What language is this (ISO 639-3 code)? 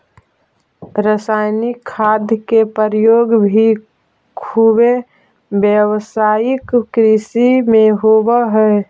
mag